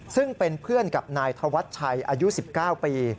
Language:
Thai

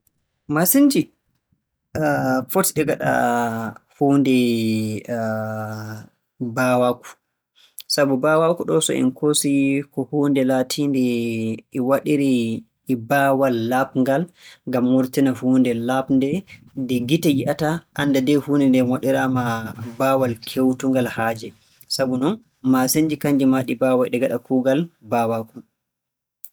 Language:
Borgu Fulfulde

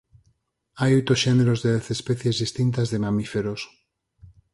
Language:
Galician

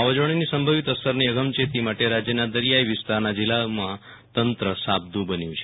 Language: Gujarati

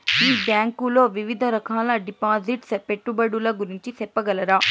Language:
Telugu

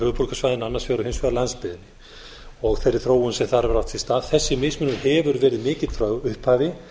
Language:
Icelandic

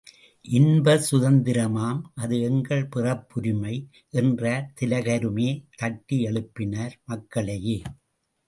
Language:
Tamil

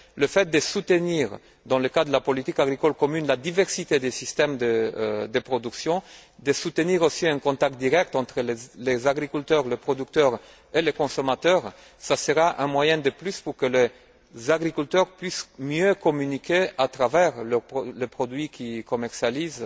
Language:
French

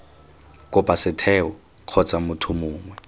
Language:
Tswana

